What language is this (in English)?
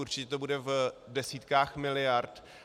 Czech